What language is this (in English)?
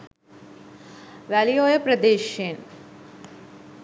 Sinhala